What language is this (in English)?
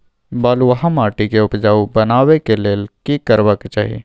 Maithili